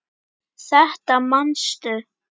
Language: Icelandic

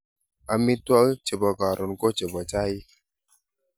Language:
Kalenjin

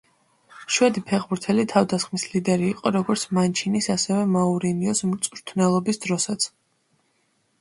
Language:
Georgian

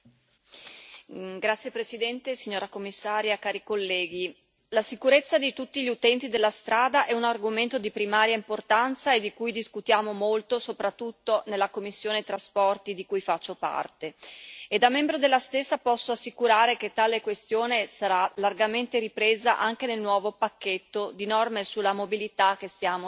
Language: Italian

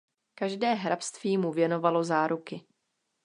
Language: Czech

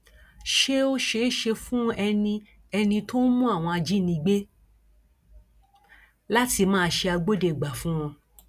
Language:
Yoruba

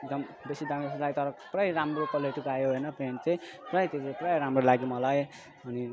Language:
Nepali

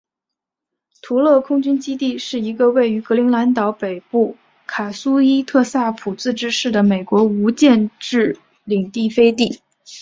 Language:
Chinese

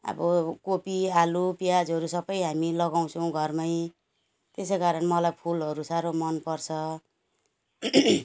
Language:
Nepali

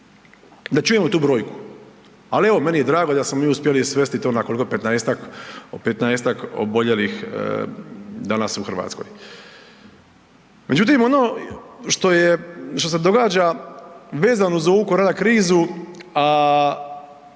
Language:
Croatian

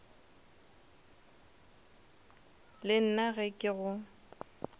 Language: Northern Sotho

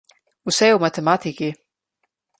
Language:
Slovenian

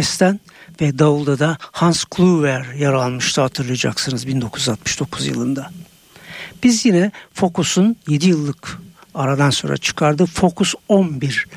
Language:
Turkish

